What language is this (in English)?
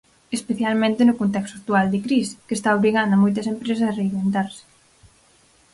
Galician